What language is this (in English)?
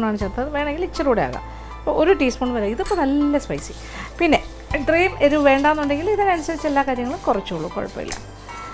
Malayalam